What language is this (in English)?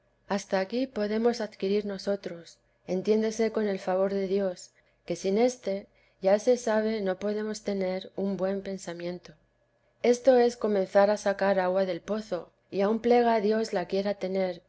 Spanish